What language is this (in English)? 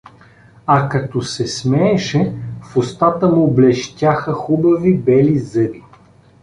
Bulgarian